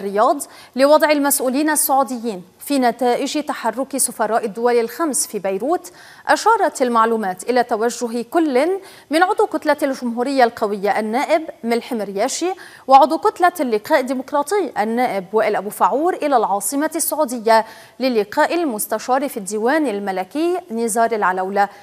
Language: Arabic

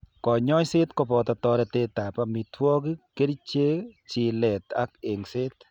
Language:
Kalenjin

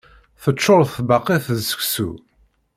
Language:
Kabyle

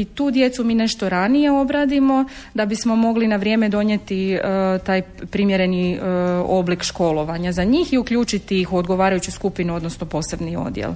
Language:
Croatian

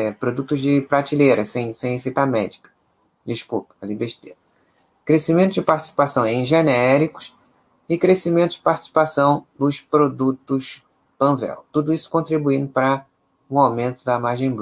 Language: Portuguese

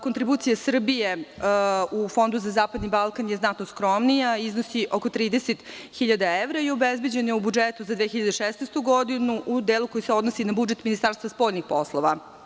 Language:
Serbian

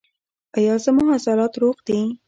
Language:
Pashto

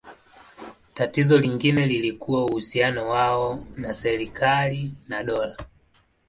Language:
Swahili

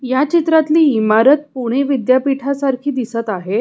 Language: Marathi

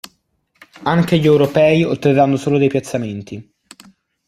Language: Italian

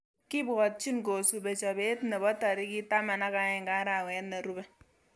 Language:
Kalenjin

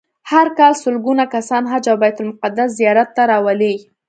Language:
Pashto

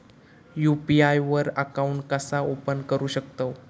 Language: Marathi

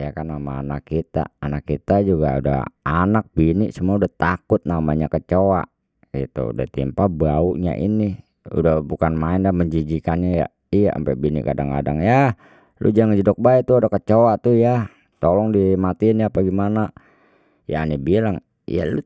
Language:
Betawi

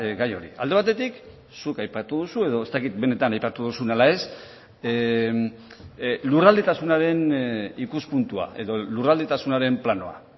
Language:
Basque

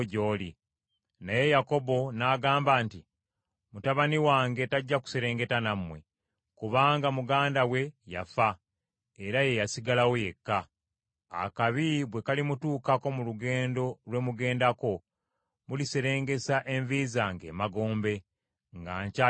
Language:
Ganda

